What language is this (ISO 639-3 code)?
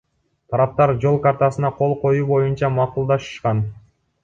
kir